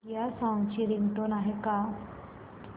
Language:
Marathi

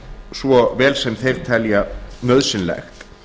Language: Icelandic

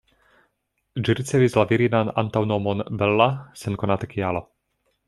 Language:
Esperanto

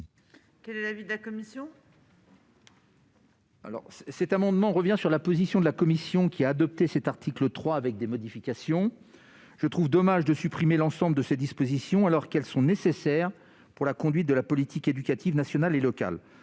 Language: French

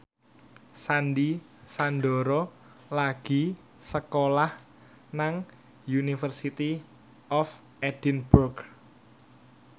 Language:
Javanese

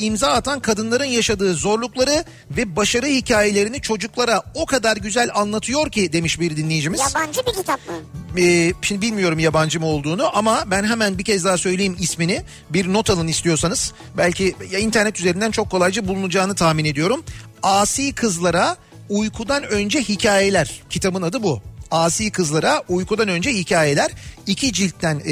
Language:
Turkish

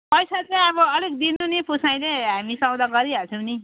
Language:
Nepali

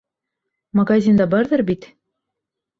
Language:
Bashkir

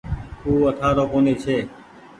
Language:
Goaria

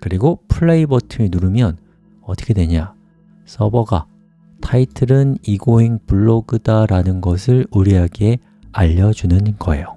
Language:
Korean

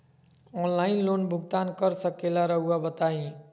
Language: Magahi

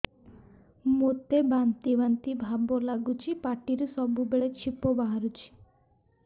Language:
Odia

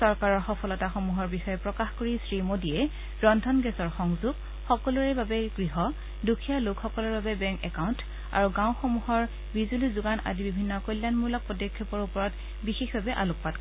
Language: Assamese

